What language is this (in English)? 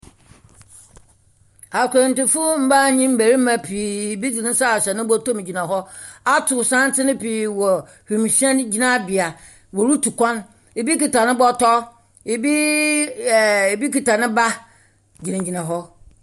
Akan